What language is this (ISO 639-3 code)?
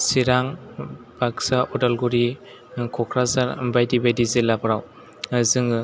brx